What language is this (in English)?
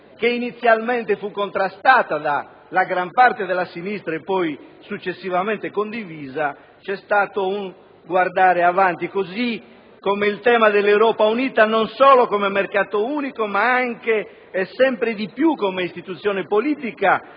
Italian